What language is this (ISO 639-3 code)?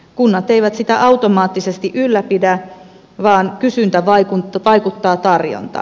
fin